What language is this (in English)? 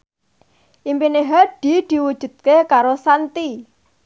Javanese